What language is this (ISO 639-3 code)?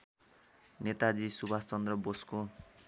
nep